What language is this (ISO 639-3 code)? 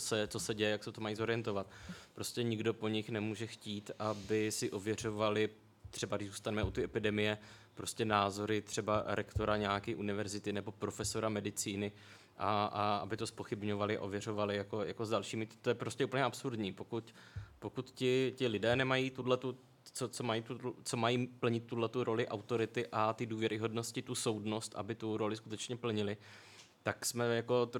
ces